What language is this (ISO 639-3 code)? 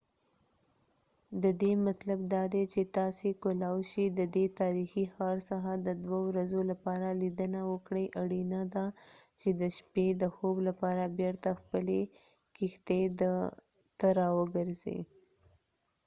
pus